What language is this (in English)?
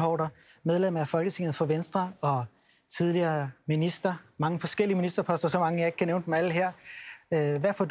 Danish